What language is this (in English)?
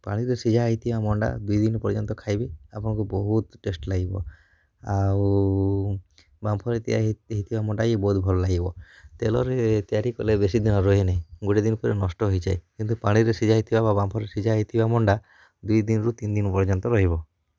Odia